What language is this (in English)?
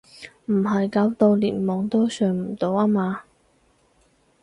Cantonese